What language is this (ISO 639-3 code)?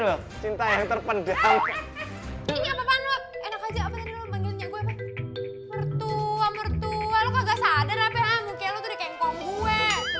ind